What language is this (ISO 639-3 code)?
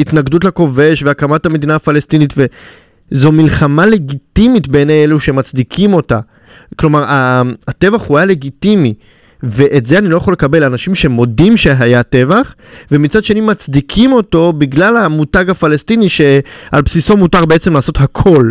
heb